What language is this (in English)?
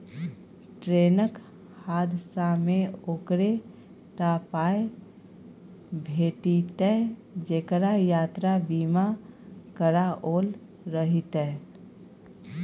Maithili